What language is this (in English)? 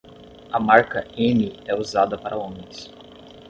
Portuguese